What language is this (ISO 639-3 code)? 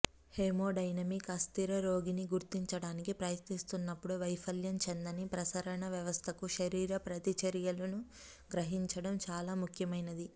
tel